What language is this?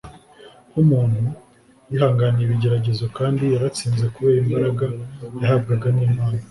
Kinyarwanda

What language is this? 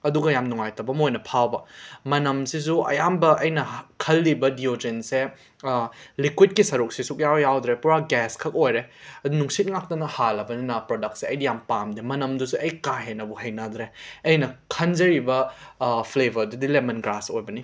Manipuri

